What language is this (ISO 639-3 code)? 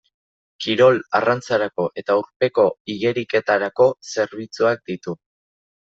eus